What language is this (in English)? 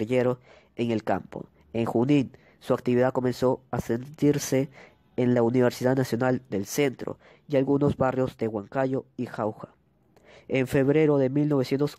Spanish